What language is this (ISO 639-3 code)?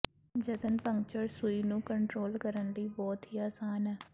pan